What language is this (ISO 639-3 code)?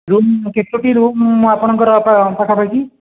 ori